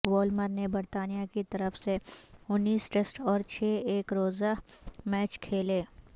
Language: Urdu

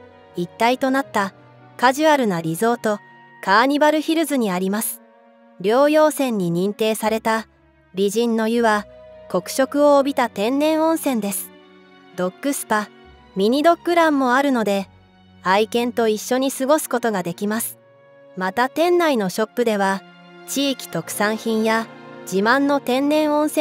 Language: Japanese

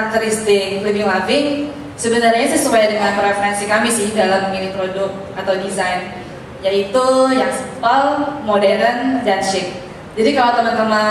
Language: Indonesian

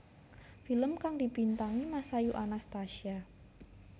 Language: Javanese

